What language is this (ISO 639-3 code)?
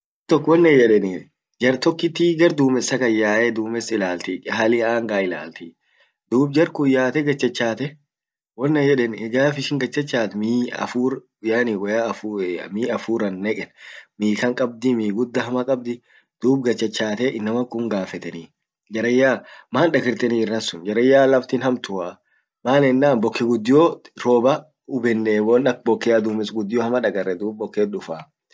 orc